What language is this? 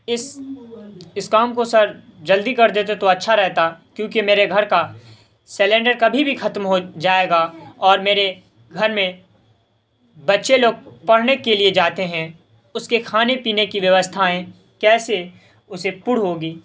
Urdu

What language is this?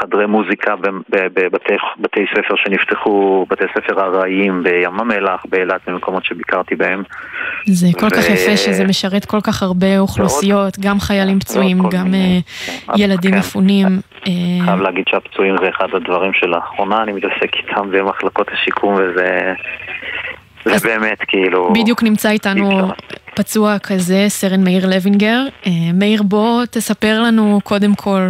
Hebrew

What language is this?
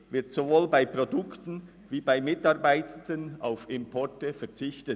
Swiss German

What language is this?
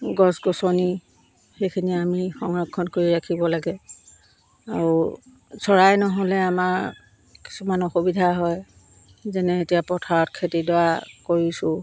Assamese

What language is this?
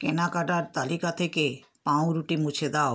Bangla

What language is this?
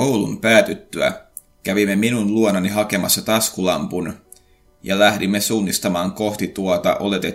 Finnish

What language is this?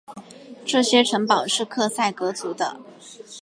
Chinese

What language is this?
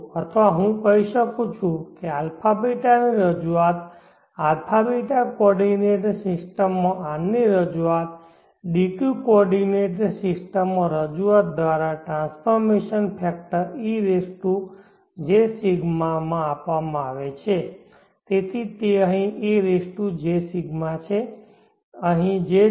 Gujarati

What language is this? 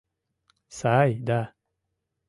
Mari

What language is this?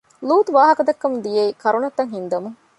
Divehi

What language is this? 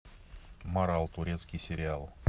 Russian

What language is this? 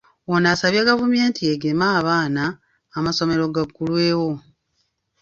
Ganda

